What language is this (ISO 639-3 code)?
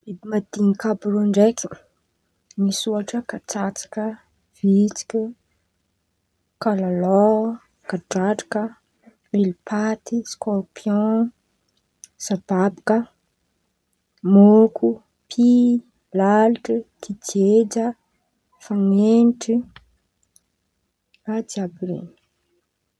xmv